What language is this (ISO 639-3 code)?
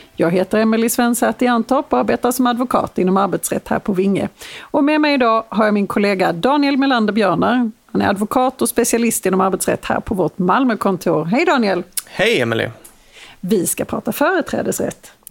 swe